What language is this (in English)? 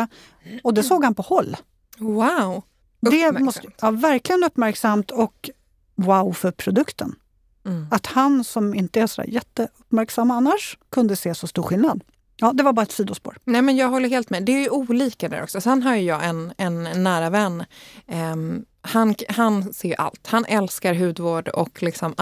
Swedish